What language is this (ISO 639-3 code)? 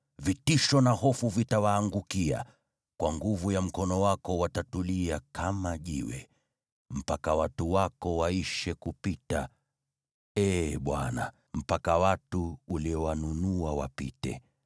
swa